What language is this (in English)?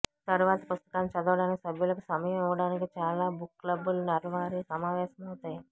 Telugu